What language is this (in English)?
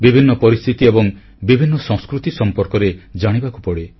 Odia